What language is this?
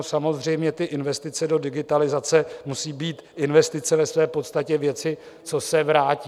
Czech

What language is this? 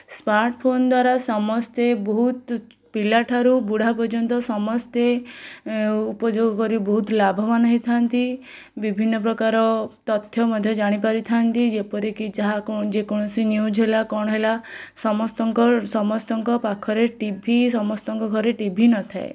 Odia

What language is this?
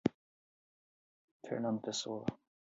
Portuguese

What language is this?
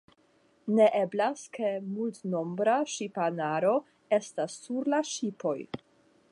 Esperanto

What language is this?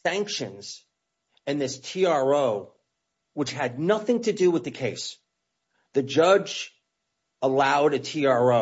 English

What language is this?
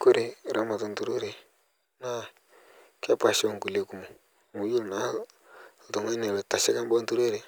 Masai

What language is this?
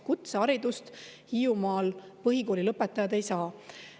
Estonian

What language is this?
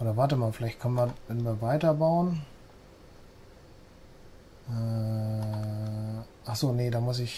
German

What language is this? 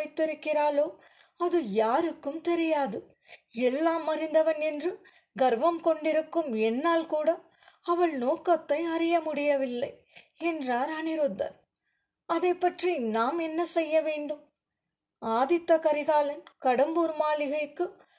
Tamil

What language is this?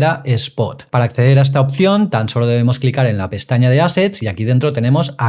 Spanish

